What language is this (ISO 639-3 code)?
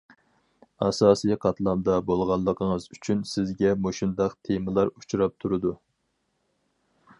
uig